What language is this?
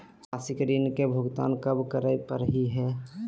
Magahi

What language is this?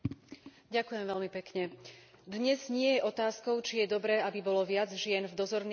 Slovak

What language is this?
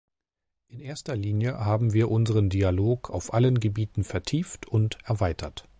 German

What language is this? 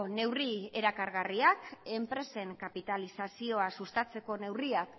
Basque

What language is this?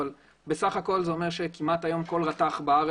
Hebrew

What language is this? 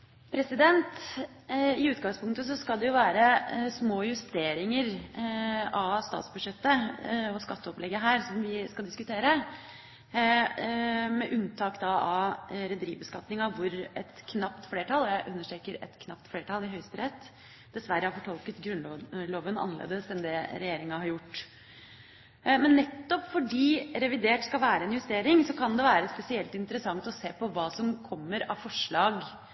Norwegian Bokmål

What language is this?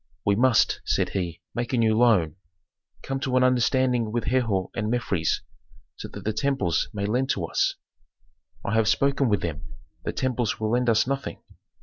English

